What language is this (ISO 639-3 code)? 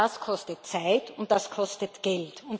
deu